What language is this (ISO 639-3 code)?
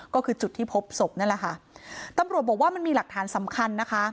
tha